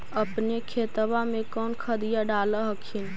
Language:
Magahi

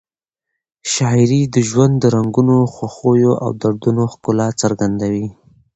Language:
Pashto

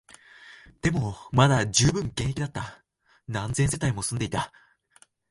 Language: Japanese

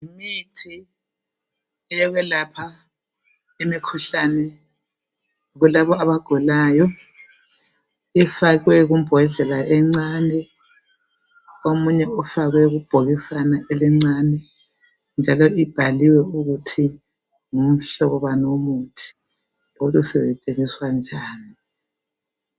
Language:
North Ndebele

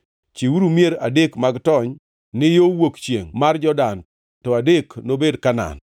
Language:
Luo (Kenya and Tanzania)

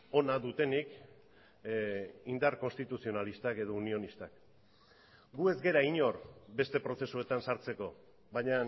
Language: Basque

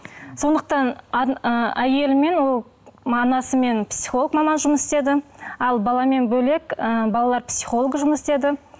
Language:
Kazakh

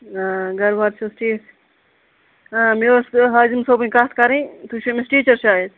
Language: Kashmiri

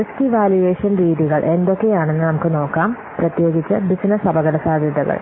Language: Malayalam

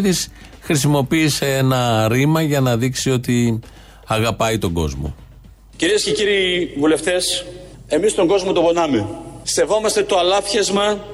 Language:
Greek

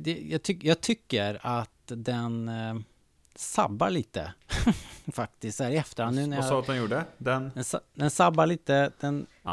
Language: Swedish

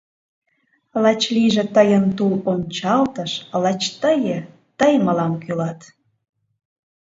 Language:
Mari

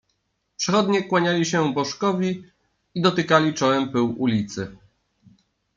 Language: Polish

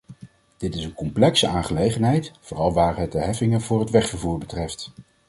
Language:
Dutch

